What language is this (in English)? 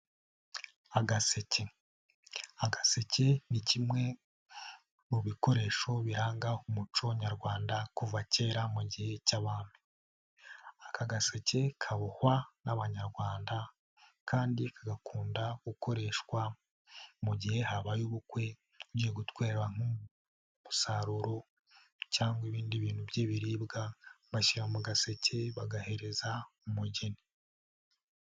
Kinyarwanda